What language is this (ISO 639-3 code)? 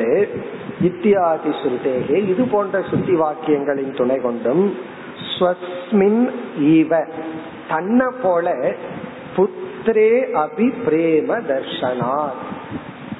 tam